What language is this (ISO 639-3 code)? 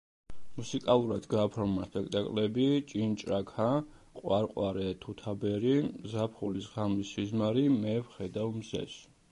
kat